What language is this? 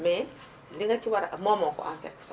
Wolof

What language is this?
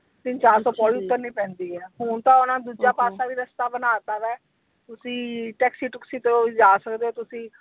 Punjabi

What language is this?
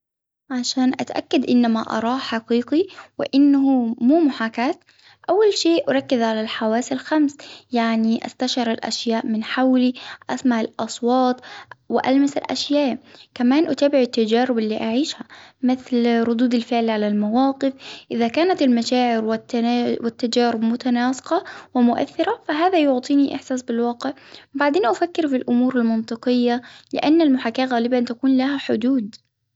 Hijazi Arabic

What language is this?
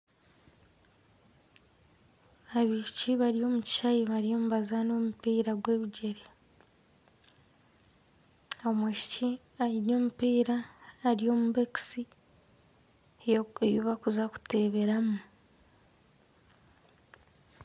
Nyankole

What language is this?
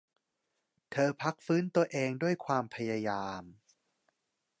Thai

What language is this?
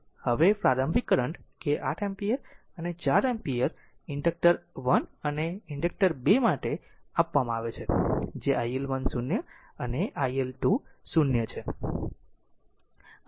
Gujarati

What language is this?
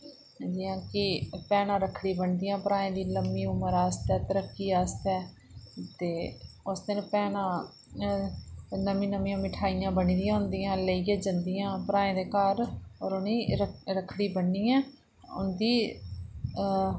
Dogri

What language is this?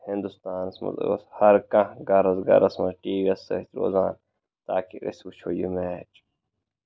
Kashmiri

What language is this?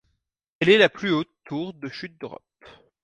French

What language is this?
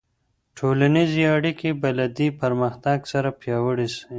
Pashto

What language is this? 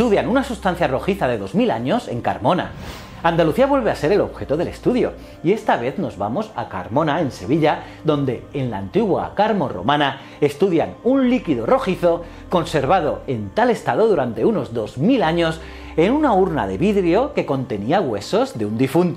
Spanish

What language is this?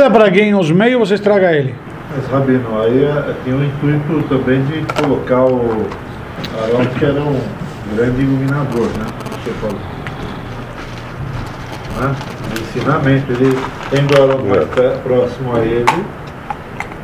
Portuguese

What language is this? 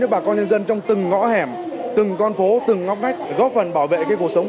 Vietnamese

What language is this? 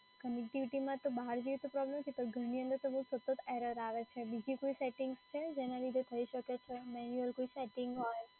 Gujarati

